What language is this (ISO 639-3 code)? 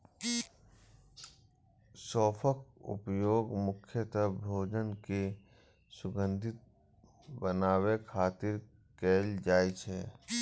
mai